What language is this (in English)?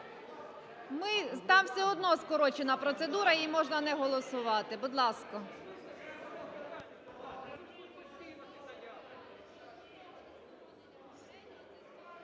Ukrainian